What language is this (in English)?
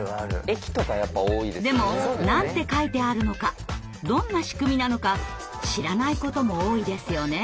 Japanese